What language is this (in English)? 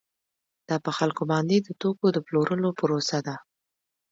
Pashto